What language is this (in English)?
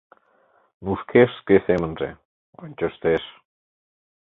Mari